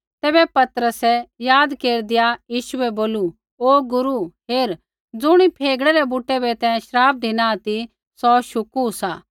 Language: Kullu Pahari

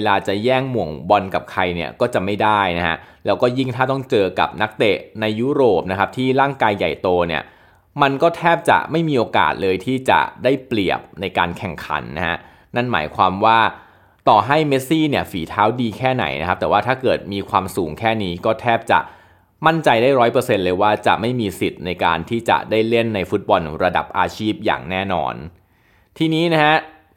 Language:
Thai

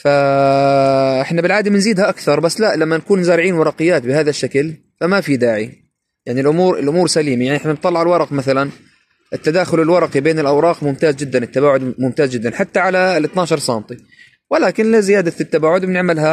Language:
Arabic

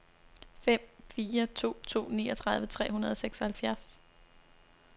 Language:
Danish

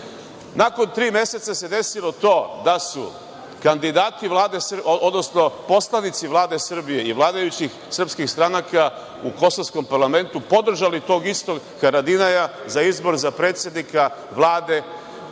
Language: Serbian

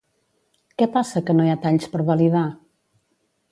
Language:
Catalan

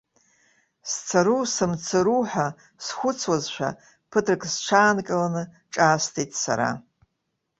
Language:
Abkhazian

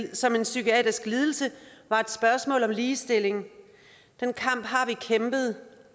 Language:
Danish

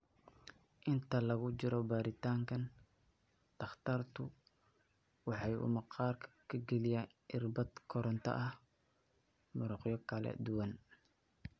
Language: Somali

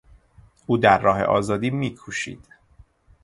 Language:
Persian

